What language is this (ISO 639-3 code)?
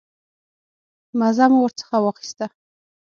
pus